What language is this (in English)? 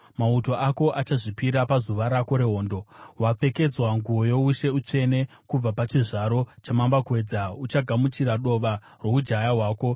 Shona